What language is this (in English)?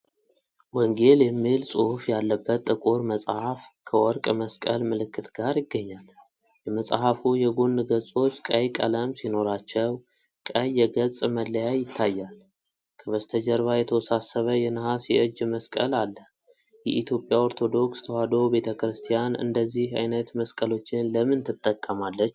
Amharic